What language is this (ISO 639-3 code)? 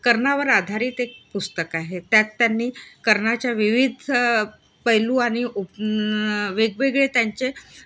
mar